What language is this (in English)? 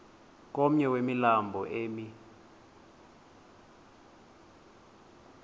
Xhosa